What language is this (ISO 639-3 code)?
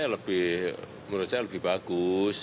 ind